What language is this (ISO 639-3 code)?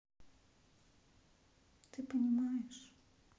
rus